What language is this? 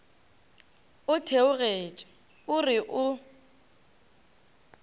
Northern Sotho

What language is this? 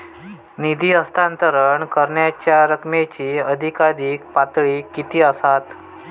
Marathi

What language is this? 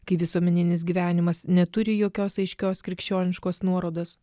Lithuanian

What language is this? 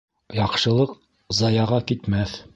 Bashkir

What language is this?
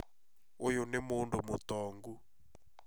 Kikuyu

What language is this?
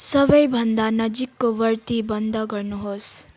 Nepali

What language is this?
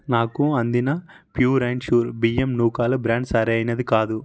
Telugu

